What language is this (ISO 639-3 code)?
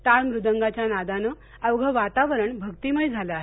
mar